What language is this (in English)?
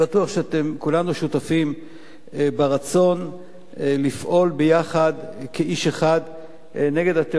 Hebrew